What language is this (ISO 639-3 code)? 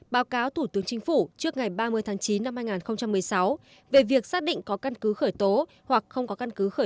vie